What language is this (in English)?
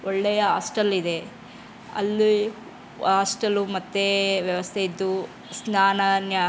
Kannada